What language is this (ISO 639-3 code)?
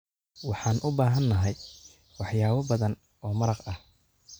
som